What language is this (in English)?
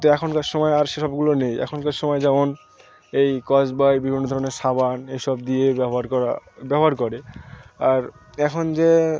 Bangla